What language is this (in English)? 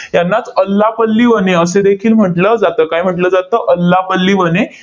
Marathi